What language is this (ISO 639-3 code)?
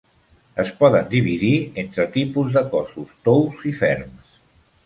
cat